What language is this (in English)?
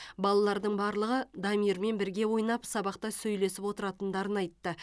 Kazakh